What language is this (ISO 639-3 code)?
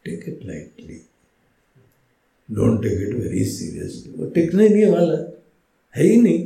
hin